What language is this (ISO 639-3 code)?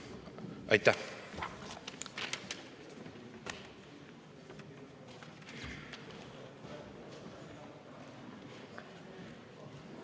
est